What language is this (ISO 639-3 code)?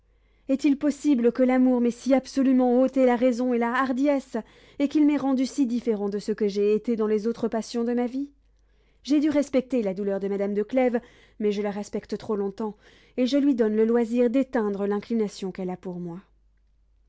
fra